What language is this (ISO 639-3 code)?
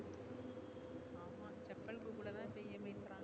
tam